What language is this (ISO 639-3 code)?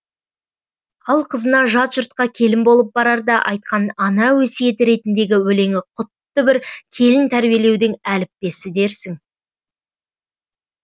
kaz